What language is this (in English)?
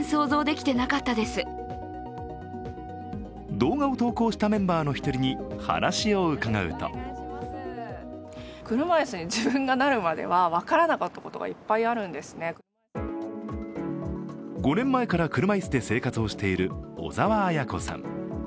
Japanese